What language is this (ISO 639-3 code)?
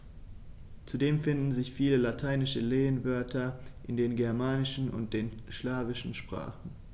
deu